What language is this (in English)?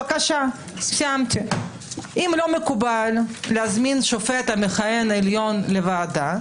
Hebrew